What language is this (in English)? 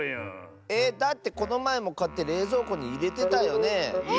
Japanese